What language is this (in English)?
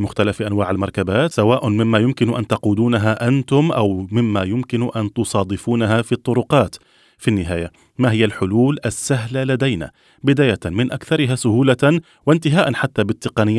Arabic